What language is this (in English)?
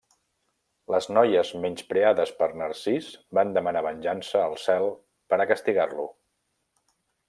Catalan